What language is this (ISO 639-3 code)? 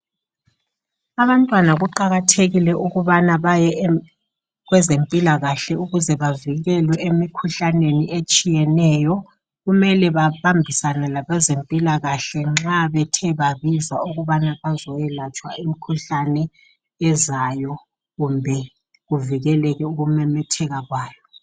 nde